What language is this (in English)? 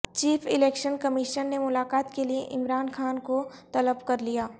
Urdu